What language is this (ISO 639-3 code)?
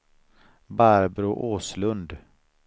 swe